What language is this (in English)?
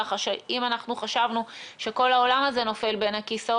Hebrew